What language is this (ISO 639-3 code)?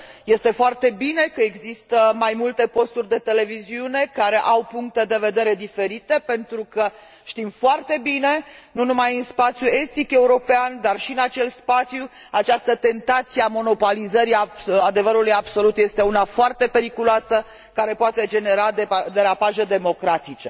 ron